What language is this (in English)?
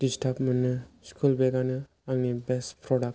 Bodo